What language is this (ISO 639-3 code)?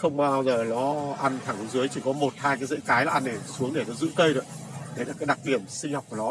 vie